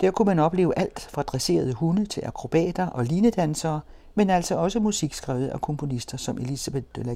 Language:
Danish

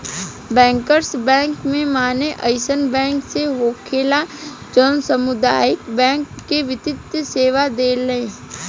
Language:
Bhojpuri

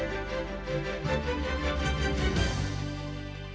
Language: Ukrainian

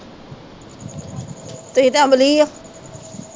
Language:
Punjabi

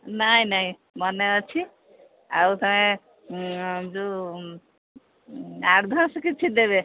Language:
Odia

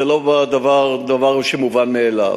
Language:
Hebrew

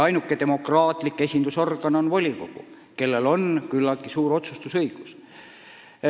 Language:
Estonian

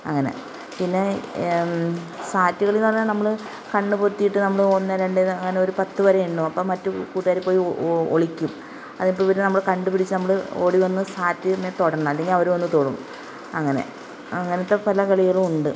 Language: Malayalam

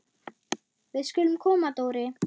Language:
Icelandic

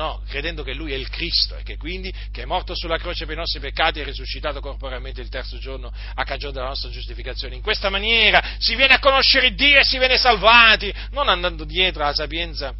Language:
Italian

